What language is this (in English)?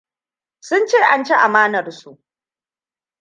Hausa